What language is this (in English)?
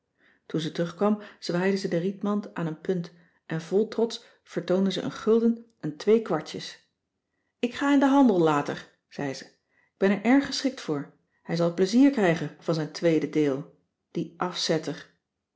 Dutch